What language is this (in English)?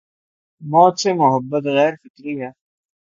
Urdu